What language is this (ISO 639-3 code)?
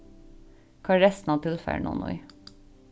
fao